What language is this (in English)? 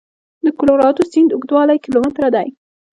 Pashto